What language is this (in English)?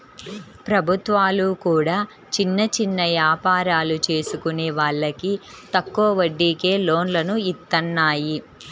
Telugu